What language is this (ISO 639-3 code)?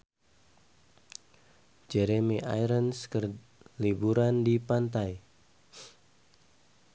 sun